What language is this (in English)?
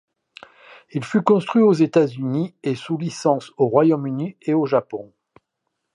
French